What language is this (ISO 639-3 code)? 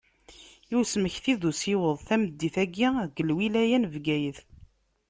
kab